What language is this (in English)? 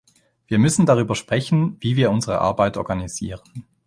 German